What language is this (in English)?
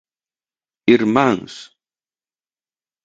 Galician